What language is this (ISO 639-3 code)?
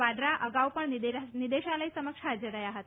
guj